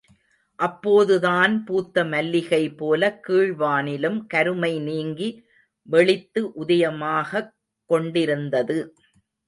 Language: Tamil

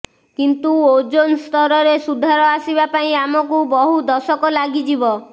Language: Odia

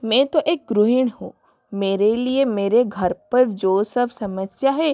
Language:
Hindi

